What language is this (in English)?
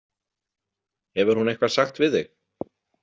Icelandic